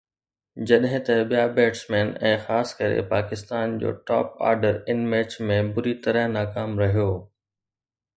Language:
Sindhi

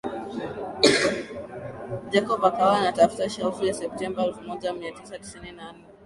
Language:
Swahili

